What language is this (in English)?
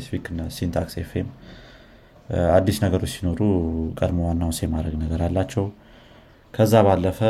Amharic